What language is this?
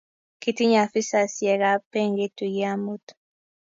Kalenjin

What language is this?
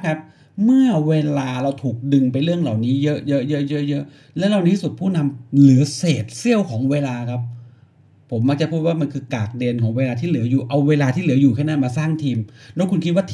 Thai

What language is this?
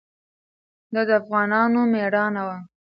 Pashto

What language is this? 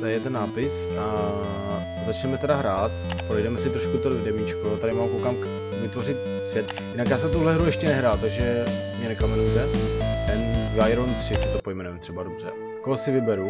Czech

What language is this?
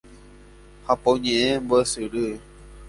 Guarani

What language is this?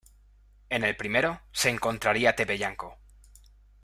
Spanish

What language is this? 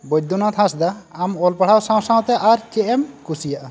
Santali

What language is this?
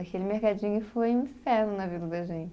Portuguese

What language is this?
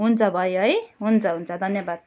Nepali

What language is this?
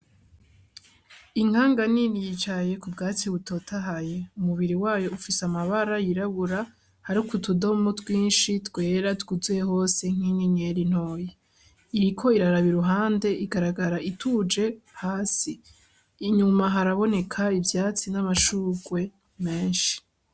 Rundi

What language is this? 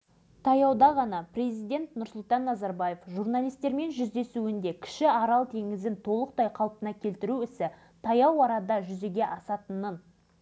Kazakh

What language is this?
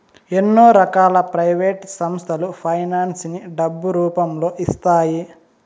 Telugu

